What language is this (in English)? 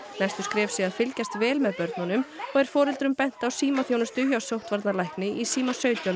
Icelandic